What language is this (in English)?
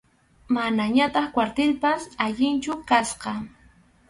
Arequipa-La Unión Quechua